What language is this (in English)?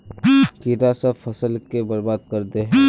Magahi